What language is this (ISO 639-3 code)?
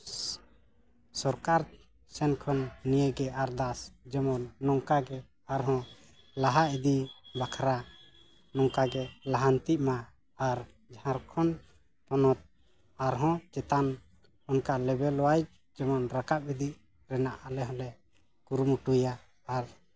sat